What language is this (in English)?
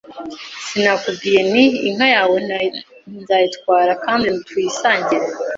Kinyarwanda